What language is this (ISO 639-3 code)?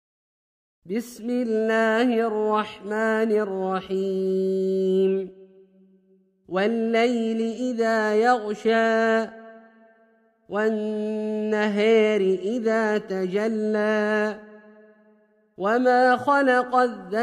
ara